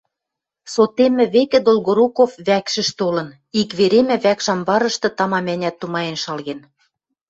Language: Western Mari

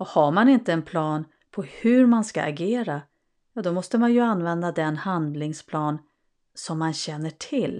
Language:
Swedish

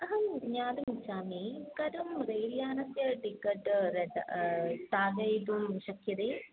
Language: Sanskrit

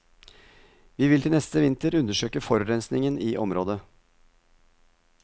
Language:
Norwegian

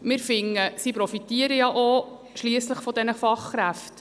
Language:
Swiss German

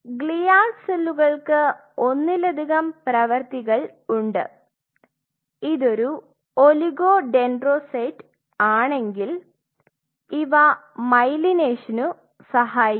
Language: Malayalam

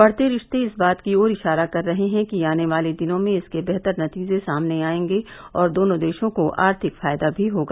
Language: Hindi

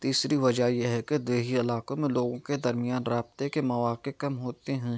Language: Urdu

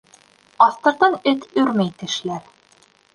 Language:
Bashkir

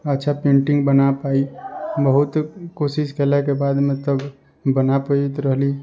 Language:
Maithili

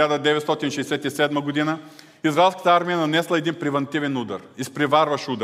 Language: Bulgarian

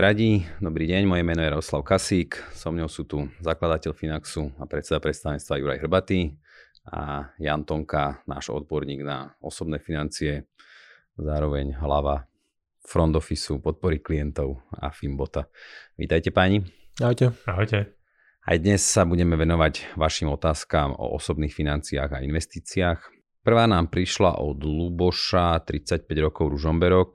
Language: Slovak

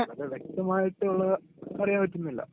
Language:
Malayalam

